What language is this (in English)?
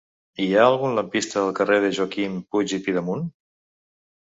Catalan